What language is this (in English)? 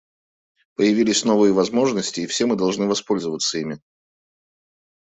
Russian